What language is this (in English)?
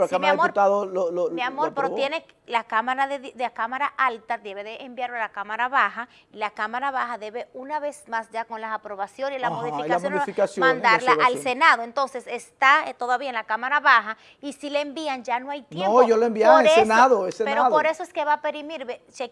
Spanish